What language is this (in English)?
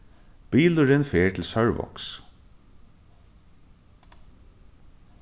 Faroese